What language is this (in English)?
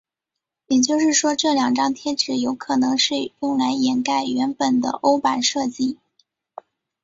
Chinese